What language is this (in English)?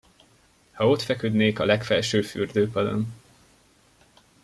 Hungarian